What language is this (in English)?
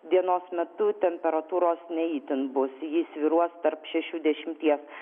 Lithuanian